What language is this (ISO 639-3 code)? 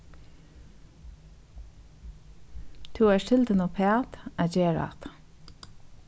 fao